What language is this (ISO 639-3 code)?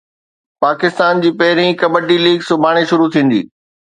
snd